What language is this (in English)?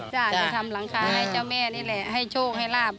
Thai